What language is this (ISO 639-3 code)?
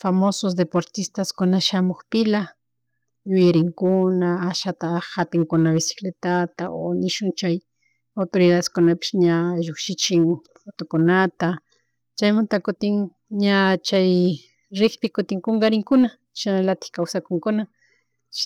qug